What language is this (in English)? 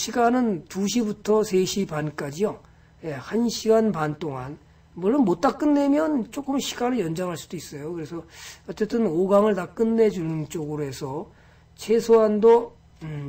Korean